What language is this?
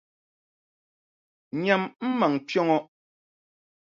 Dagbani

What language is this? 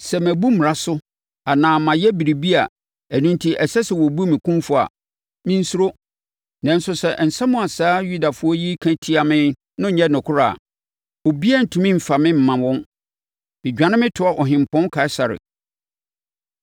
Akan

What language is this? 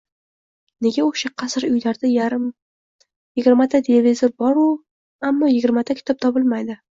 Uzbek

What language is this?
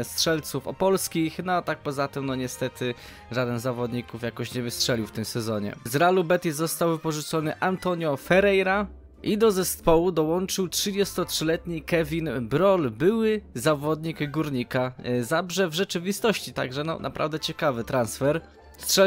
Polish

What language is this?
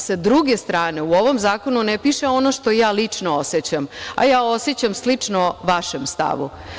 Serbian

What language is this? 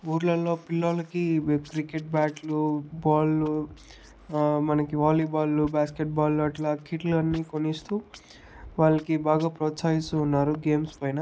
Telugu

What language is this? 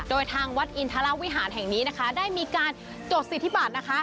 Thai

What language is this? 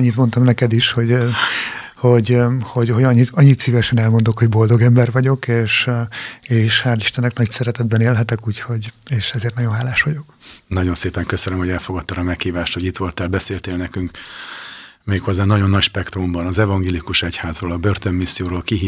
Hungarian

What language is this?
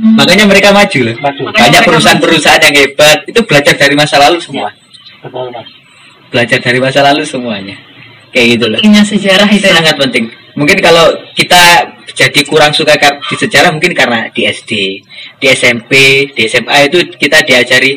Indonesian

